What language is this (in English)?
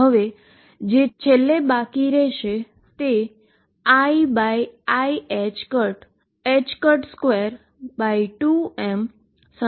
Gujarati